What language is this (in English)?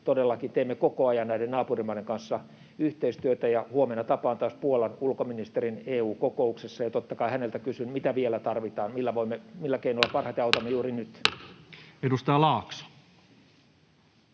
Finnish